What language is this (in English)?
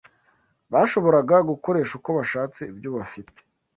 Kinyarwanda